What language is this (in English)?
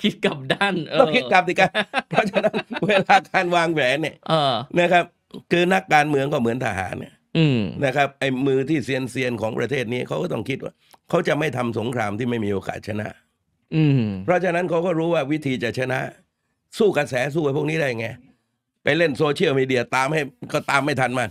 Thai